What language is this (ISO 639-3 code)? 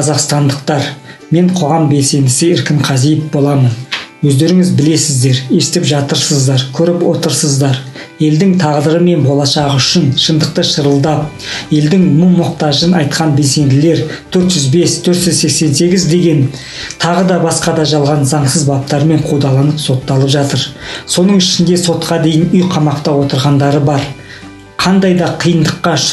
tur